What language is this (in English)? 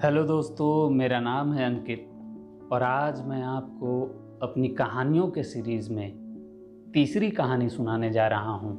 Hindi